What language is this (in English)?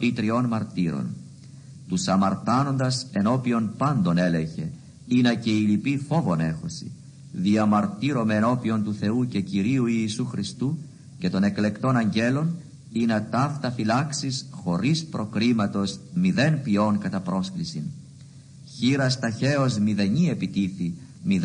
Greek